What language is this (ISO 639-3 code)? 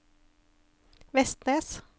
nor